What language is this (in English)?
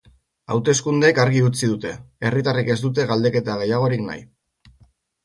Basque